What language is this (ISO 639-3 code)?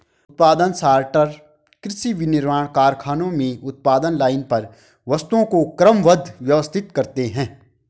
hin